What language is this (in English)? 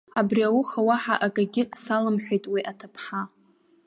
Abkhazian